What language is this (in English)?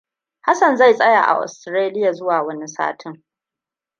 Hausa